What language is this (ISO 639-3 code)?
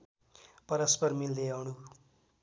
nep